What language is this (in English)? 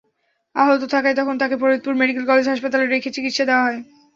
Bangla